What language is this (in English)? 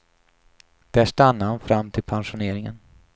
Swedish